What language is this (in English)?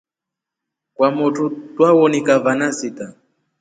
Rombo